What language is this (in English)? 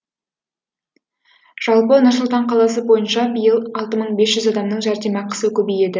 Kazakh